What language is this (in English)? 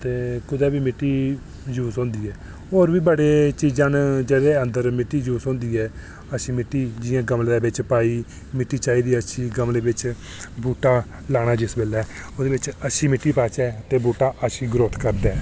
Dogri